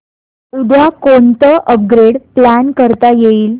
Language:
Marathi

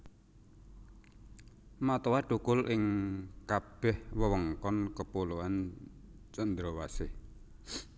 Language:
Javanese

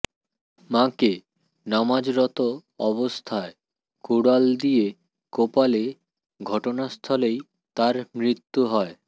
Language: Bangla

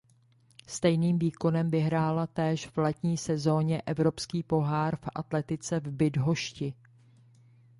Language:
Czech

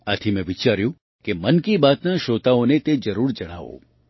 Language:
Gujarati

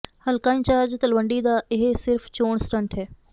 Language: Punjabi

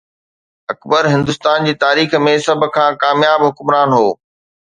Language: Sindhi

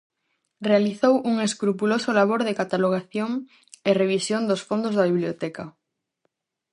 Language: Galician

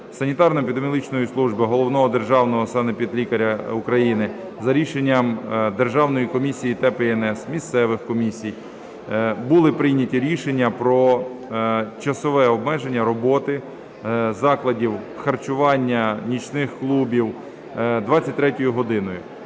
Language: Ukrainian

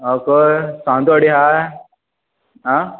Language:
Konkani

